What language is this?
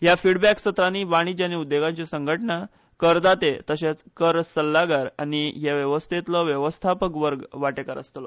Konkani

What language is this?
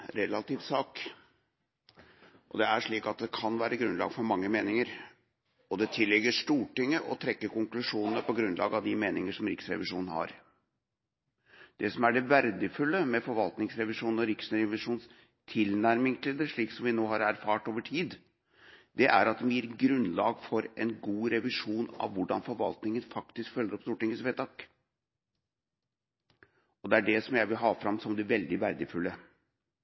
Norwegian Bokmål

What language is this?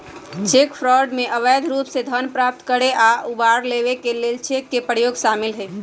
Magahi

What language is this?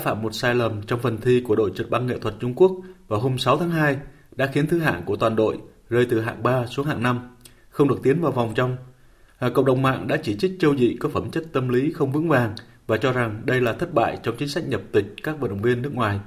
Vietnamese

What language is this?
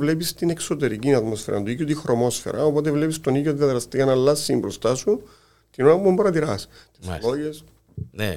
Greek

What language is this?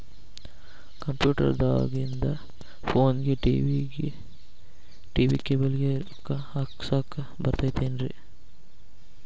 Kannada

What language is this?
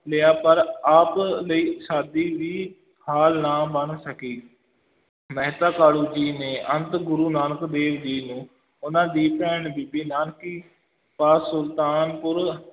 Punjabi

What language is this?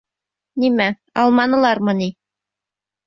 Bashkir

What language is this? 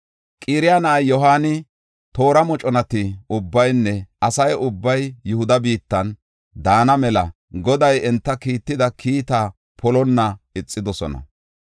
Gofa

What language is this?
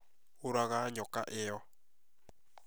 Kikuyu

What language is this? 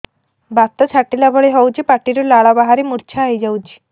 Odia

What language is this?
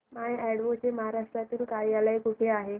Marathi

